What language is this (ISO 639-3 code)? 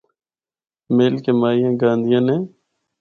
hno